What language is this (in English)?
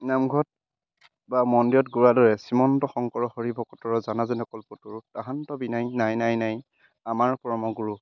Assamese